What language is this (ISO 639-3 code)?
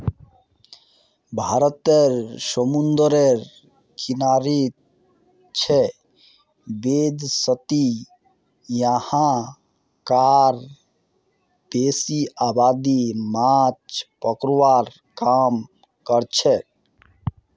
mag